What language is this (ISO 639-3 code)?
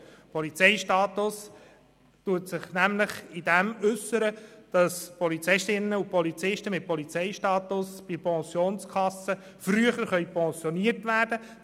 gsw